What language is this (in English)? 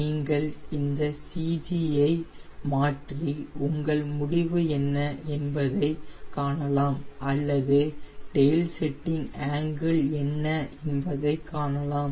Tamil